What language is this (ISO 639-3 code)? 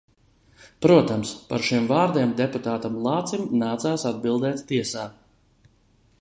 lav